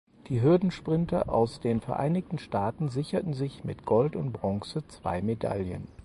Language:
German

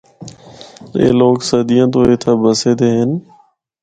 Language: Northern Hindko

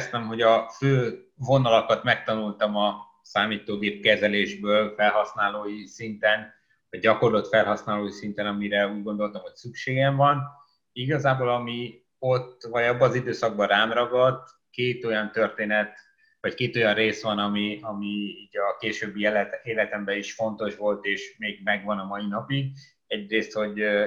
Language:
Hungarian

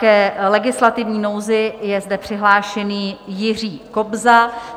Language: Czech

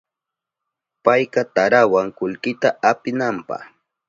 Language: Southern Pastaza Quechua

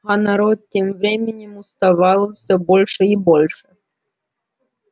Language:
Russian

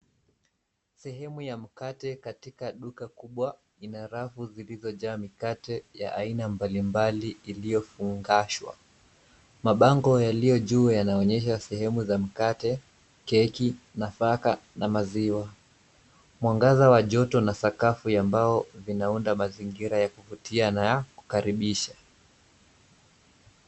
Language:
Swahili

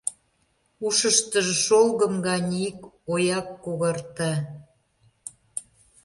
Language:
Mari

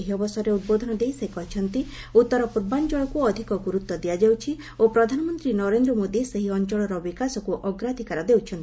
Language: Odia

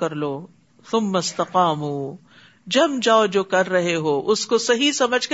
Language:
Urdu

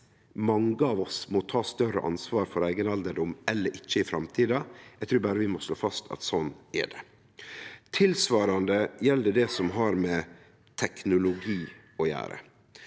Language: Norwegian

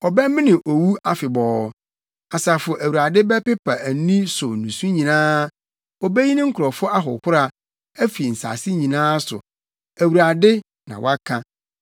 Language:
Akan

